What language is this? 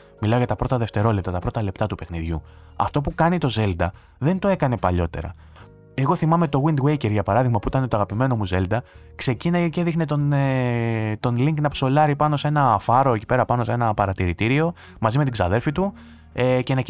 Greek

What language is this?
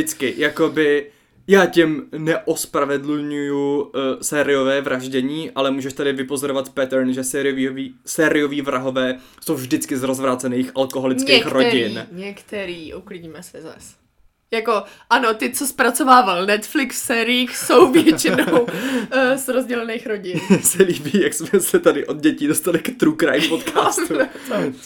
Czech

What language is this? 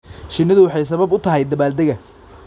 Somali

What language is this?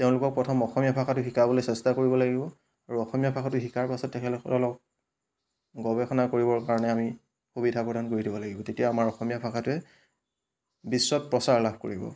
Assamese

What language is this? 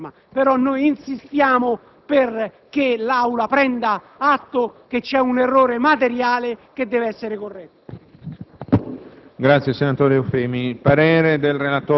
Italian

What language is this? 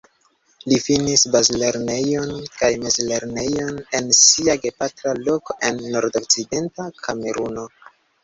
Esperanto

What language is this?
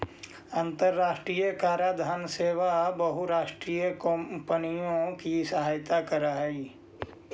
Magahi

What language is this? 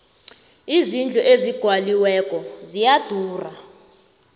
South Ndebele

